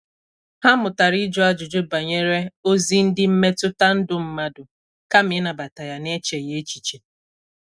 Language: Igbo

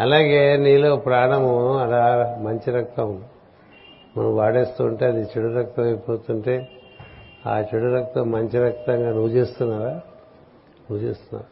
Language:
Telugu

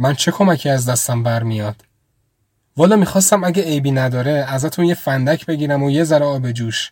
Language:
Persian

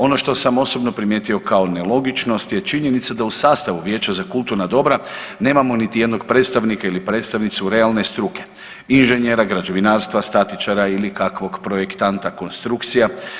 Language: Croatian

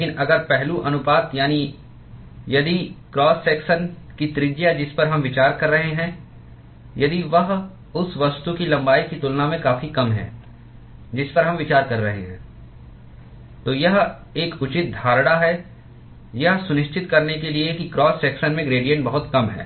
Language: Hindi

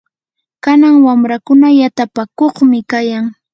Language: Yanahuanca Pasco Quechua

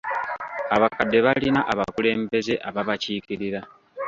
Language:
Ganda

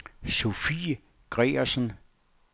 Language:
Danish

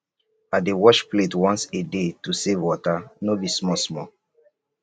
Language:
Nigerian Pidgin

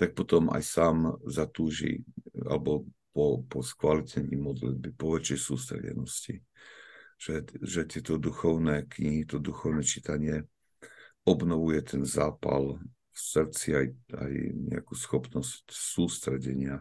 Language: Slovak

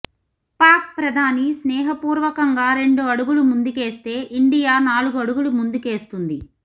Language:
Telugu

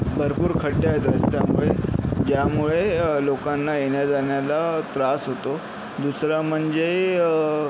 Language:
Marathi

